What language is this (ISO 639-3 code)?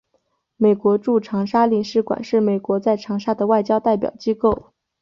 zho